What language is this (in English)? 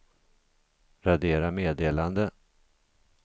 Swedish